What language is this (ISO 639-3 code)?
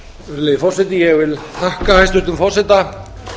isl